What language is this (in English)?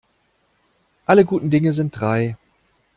German